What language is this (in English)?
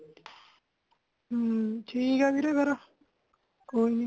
Punjabi